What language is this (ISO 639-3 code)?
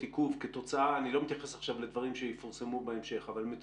heb